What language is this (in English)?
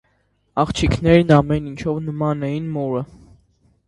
Armenian